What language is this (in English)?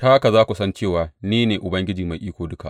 Hausa